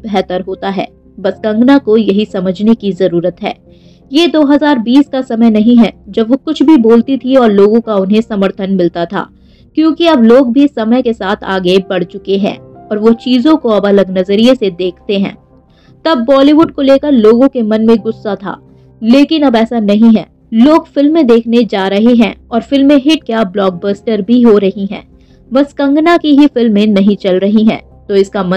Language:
Hindi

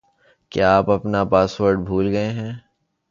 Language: Urdu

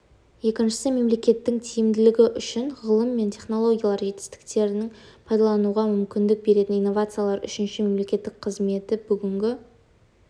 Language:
Kazakh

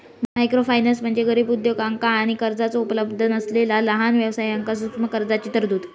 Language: Marathi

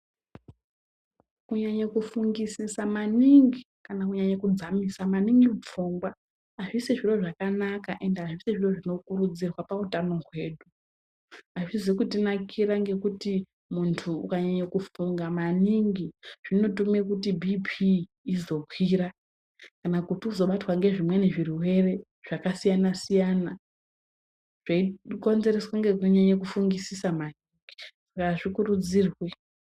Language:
Ndau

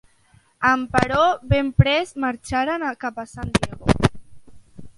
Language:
Catalan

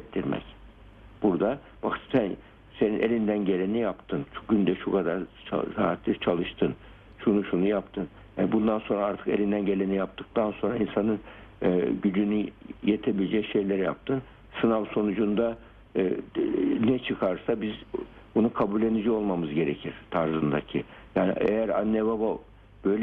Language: Turkish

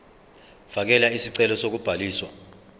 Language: Zulu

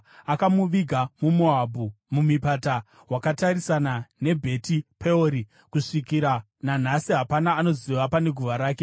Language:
Shona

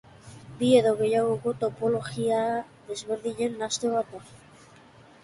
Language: Basque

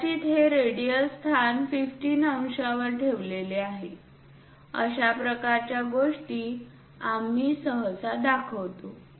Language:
Marathi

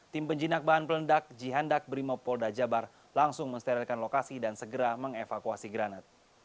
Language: Indonesian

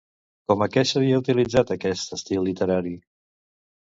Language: Catalan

